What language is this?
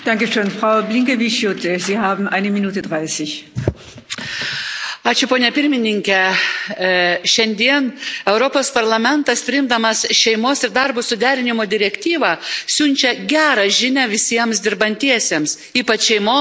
Lithuanian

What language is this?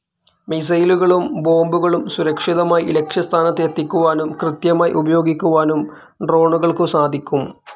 Malayalam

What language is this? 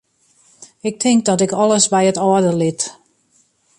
Western Frisian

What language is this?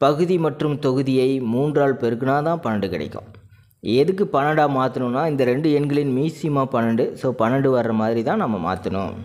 Tamil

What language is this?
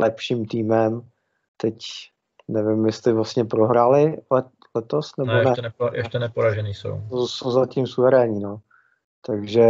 Czech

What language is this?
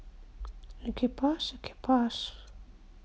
Russian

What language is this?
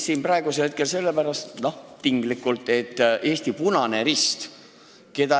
Estonian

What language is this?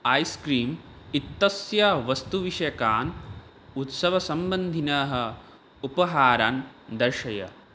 Sanskrit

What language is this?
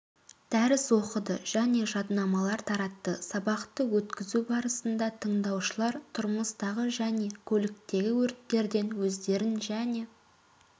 Kazakh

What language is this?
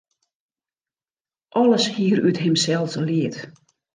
Western Frisian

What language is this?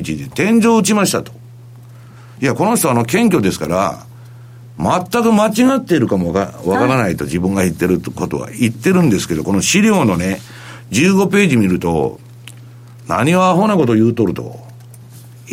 Japanese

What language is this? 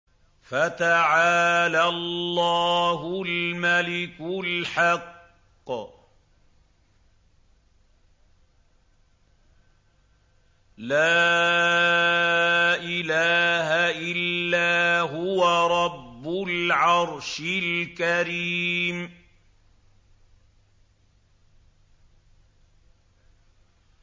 Arabic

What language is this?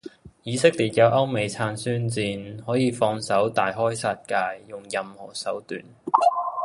Cantonese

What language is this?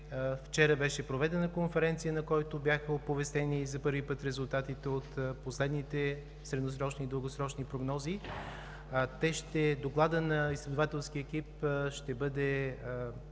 Bulgarian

